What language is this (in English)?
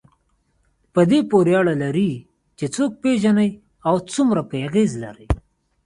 Pashto